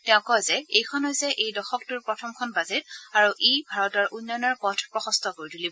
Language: Assamese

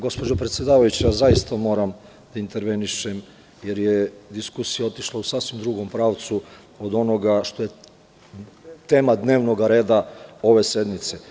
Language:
Serbian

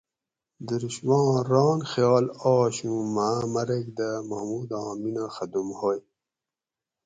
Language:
Gawri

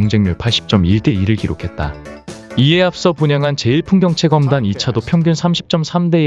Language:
Korean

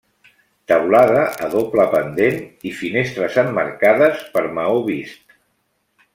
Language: Catalan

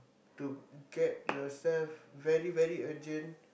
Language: English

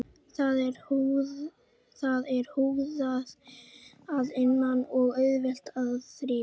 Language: Icelandic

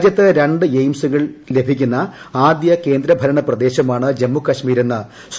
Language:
Malayalam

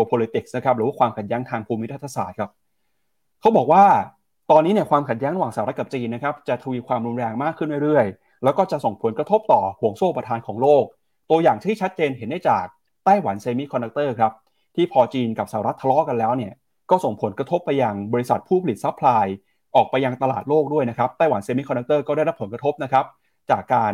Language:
Thai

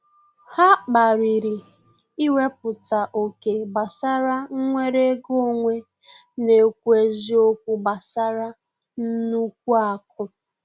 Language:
Igbo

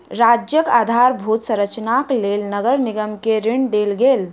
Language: Maithili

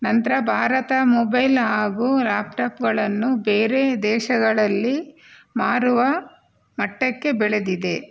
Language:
Kannada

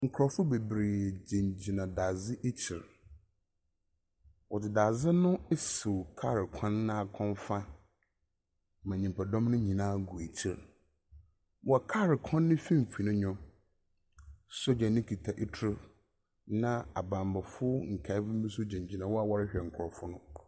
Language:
Akan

